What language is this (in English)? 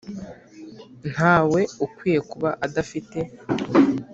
Kinyarwanda